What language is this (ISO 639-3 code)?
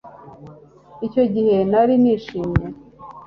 kin